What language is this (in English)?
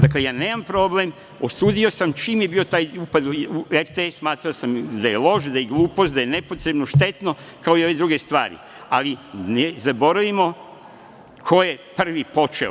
Serbian